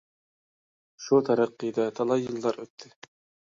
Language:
Uyghur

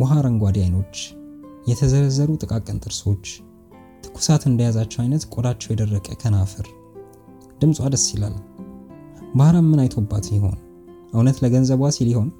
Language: Amharic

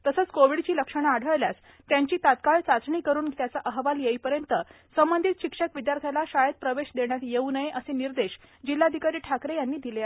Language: Marathi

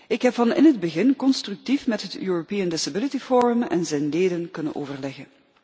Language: Dutch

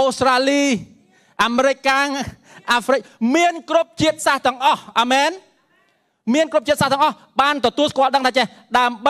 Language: Thai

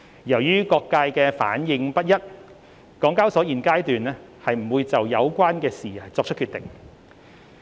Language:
Cantonese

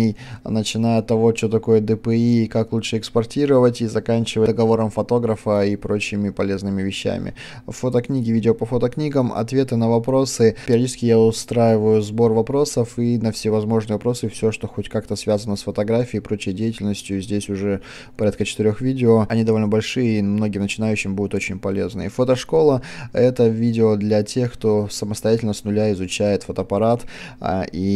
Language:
Russian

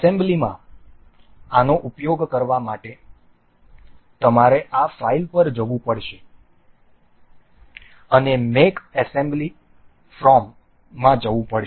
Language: Gujarati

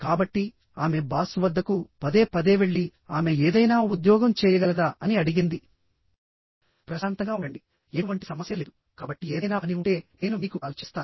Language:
Telugu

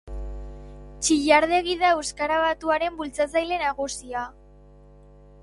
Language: Basque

